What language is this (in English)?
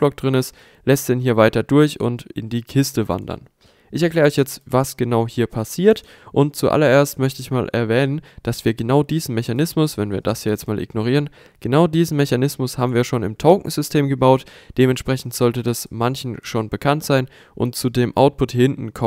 German